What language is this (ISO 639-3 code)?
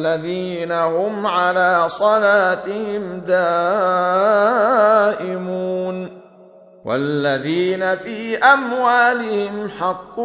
ara